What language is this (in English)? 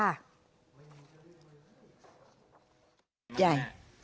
Thai